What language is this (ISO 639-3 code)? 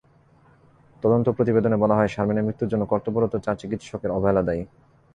ben